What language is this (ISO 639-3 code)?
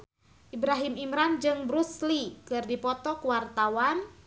sun